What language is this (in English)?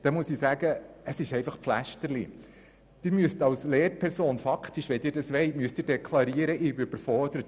Swiss German